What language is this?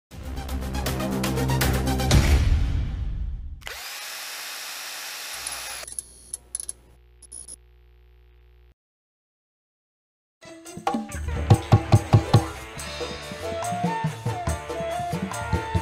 Indonesian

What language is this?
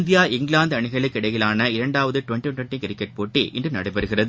Tamil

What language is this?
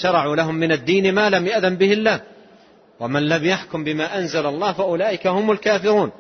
Arabic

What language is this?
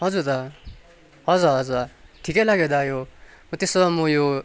Nepali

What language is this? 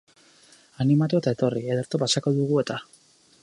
Basque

